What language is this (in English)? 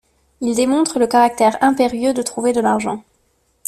French